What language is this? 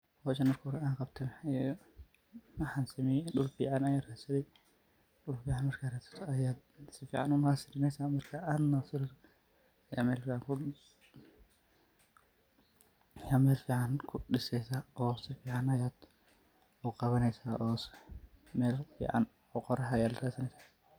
Somali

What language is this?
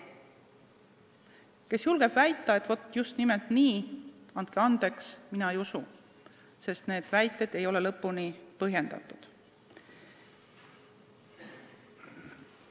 Estonian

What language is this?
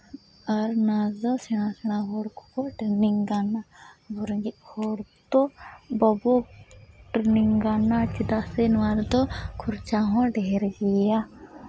Santali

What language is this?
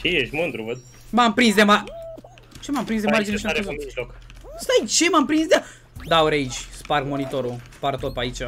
Romanian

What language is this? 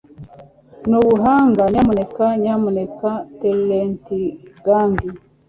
Kinyarwanda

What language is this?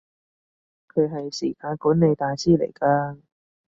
Cantonese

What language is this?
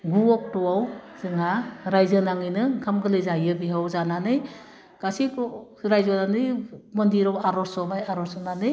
Bodo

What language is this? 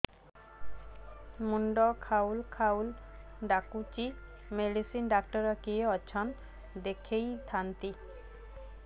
Odia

